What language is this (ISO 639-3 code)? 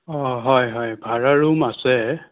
asm